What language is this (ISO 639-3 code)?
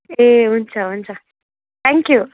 nep